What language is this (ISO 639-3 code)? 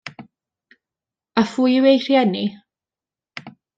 cym